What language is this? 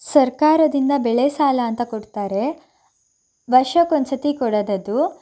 Kannada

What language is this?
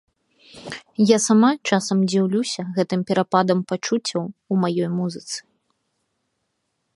Belarusian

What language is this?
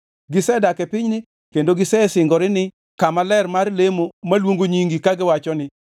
Luo (Kenya and Tanzania)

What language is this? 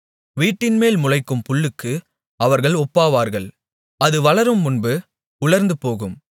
Tamil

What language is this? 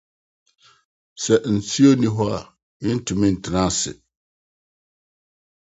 Akan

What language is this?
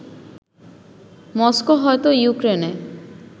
Bangla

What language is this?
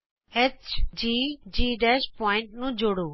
Punjabi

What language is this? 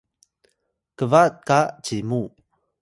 Atayal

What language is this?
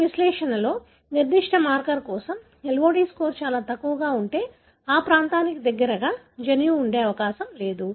Telugu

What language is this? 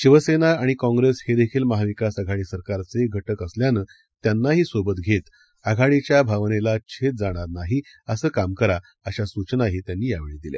Marathi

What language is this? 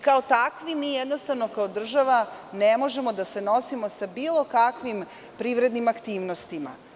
Serbian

